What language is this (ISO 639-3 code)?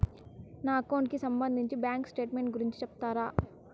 tel